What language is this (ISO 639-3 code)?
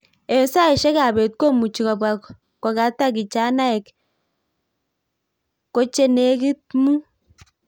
kln